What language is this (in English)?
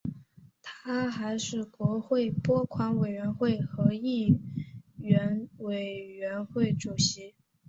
Chinese